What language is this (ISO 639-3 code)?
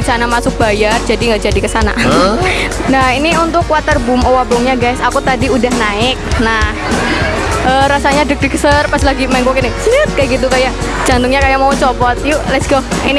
ind